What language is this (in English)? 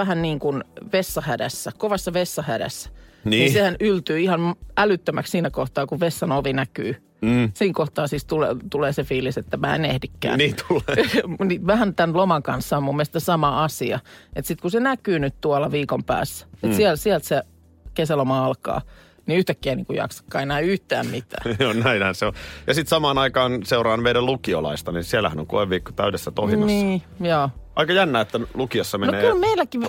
Finnish